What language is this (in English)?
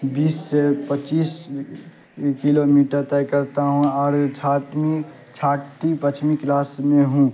Urdu